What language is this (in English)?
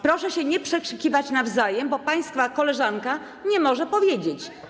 Polish